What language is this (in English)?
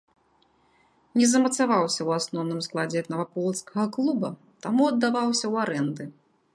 Belarusian